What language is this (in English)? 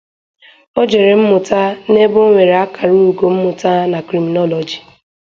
Igbo